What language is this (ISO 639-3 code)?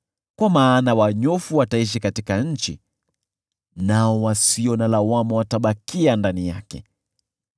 swa